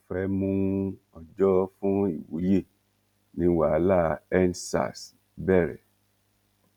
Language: Yoruba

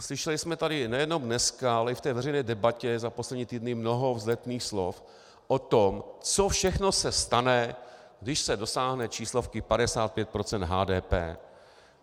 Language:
Czech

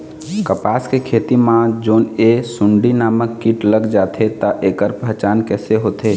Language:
Chhattisgarhi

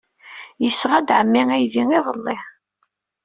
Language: Kabyle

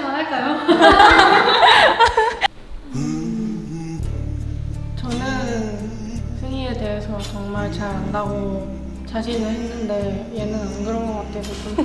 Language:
Korean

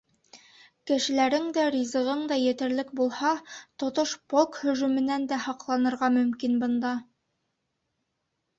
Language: Bashkir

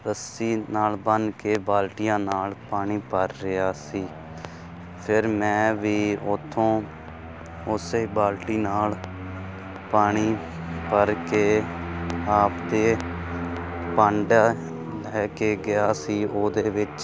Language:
Punjabi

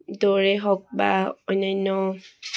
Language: Assamese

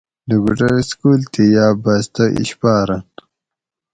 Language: Gawri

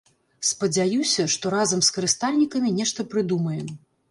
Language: Belarusian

